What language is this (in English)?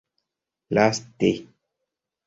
Esperanto